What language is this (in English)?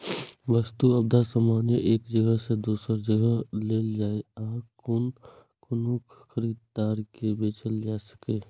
Maithili